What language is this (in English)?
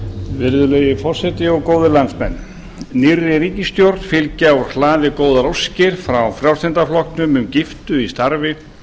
Icelandic